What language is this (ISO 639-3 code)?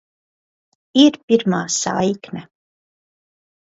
lav